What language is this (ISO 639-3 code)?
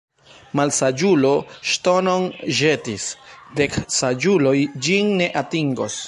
epo